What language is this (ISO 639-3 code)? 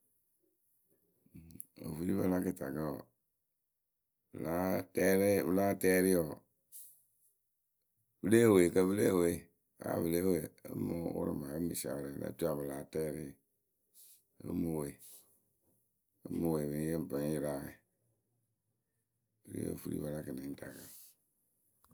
keu